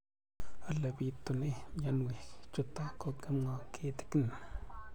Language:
Kalenjin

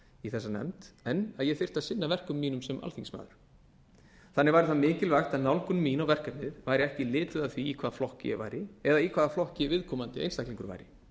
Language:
Icelandic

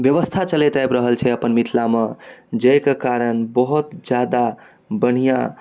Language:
Maithili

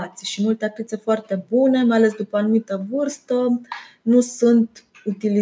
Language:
Romanian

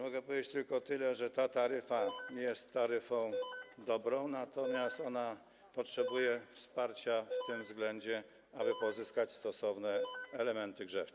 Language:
Polish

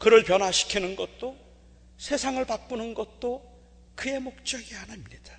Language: Korean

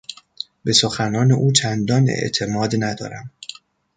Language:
Persian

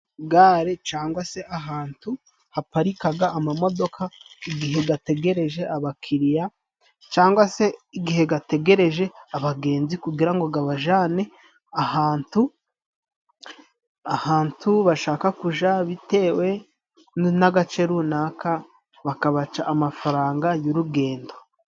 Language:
Kinyarwanda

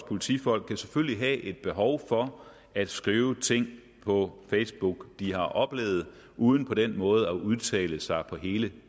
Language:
Danish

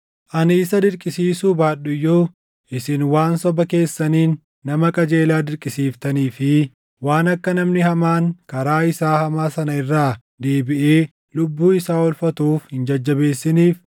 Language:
Oromo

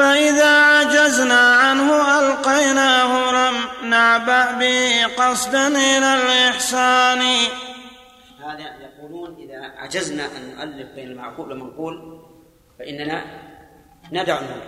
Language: Arabic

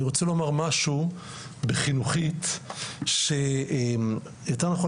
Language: Hebrew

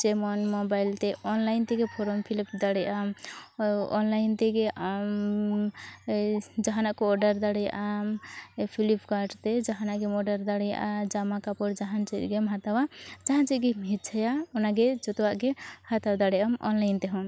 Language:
Santali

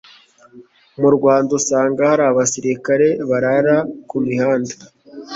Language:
Kinyarwanda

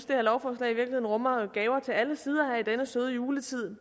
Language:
Danish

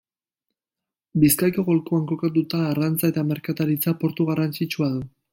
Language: Basque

